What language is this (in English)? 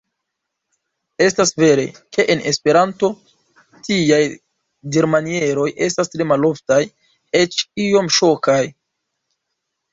Esperanto